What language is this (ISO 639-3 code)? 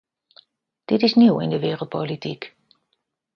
nld